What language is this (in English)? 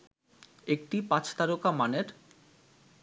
Bangla